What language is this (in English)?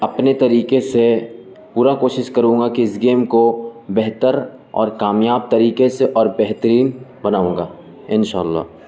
Urdu